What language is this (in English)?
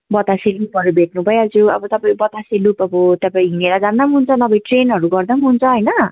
Nepali